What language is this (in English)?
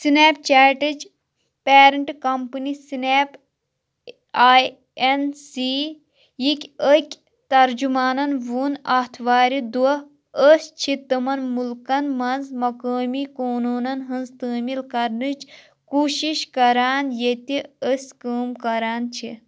Kashmiri